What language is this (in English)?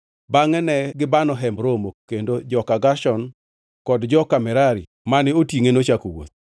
Luo (Kenya and Tanzania)